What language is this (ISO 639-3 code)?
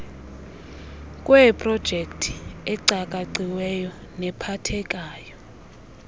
xho